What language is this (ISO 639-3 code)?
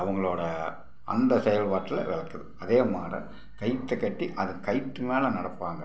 tam